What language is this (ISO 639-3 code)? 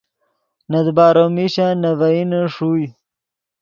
ydg